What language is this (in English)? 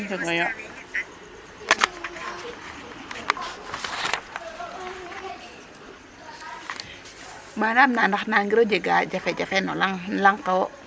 Serer